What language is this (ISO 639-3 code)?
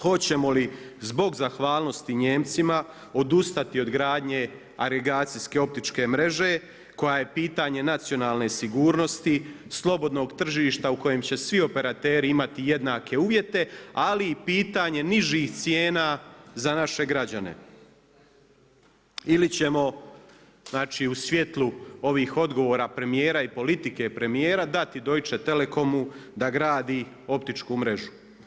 hrv